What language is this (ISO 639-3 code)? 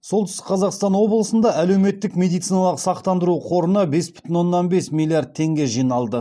kaz